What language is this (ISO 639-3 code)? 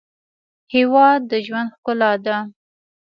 pus